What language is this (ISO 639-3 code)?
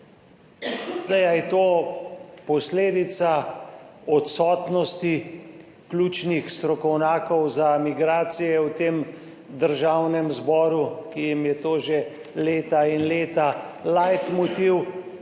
slv